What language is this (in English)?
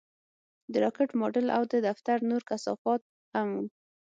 Pashto